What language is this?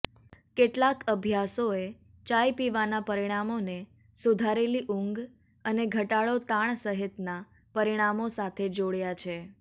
Gujarati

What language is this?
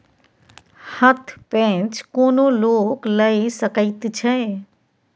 Maithili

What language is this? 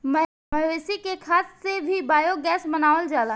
Bhojpuri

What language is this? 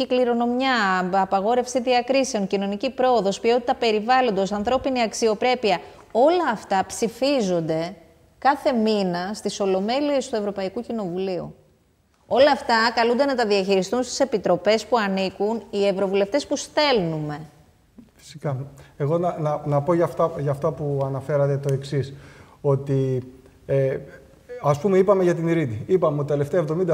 Greek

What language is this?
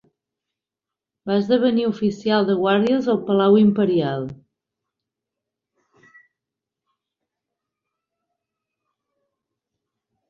Catalan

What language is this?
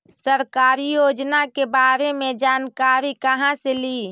Magahi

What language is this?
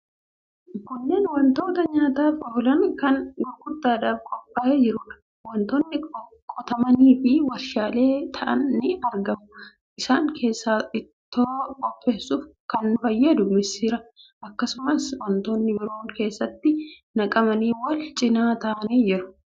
Oromo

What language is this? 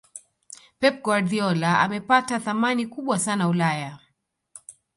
Swahili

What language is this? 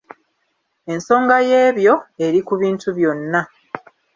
Ganda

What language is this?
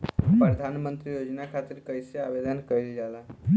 Bhojpuri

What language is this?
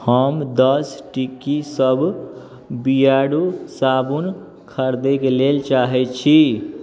Maithili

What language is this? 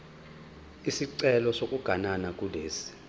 Zulu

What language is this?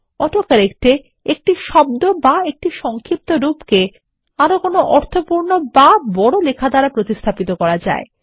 Bangla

